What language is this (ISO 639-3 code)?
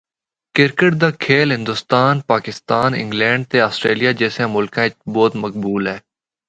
hno